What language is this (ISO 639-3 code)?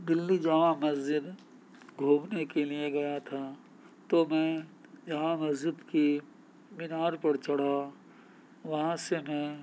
urd